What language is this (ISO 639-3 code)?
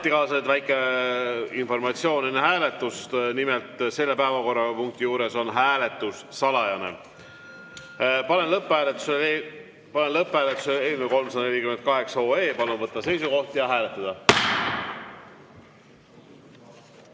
est